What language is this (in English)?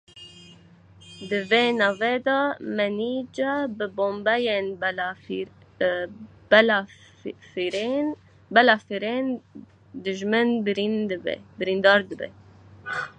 Kurdish